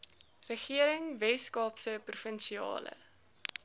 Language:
Afrikaans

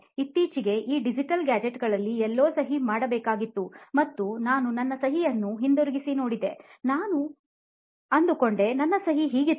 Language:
Kannada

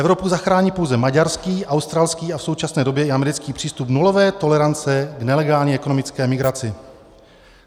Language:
Czech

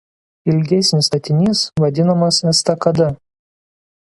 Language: Lithuanian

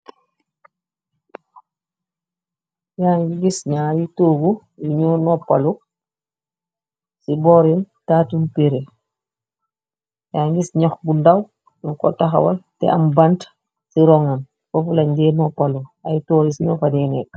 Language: Wolof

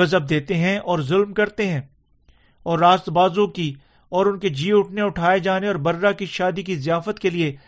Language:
Urdu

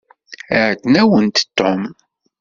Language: Kabyle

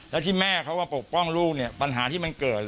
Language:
Thai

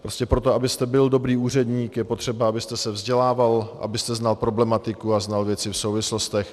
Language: Czech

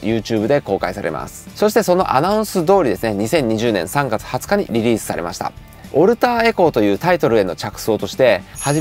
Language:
Japanese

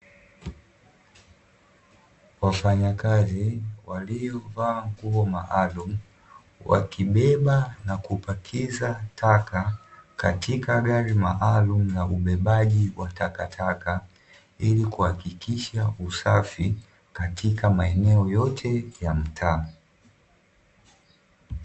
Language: Swahili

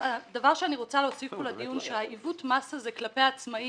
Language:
Hebrew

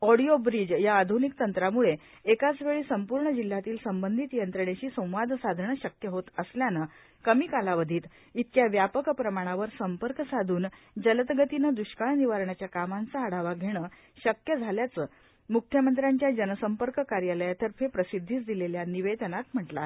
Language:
Marathi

